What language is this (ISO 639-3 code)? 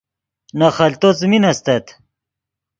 ydg